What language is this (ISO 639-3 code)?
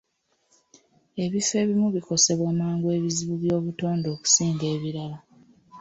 lug